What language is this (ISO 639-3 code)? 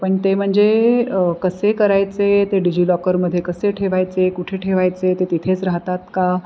mar